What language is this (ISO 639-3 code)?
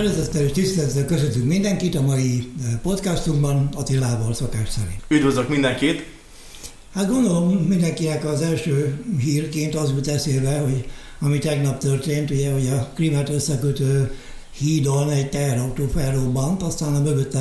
hun